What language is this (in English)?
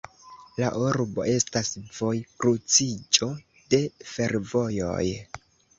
Esperanto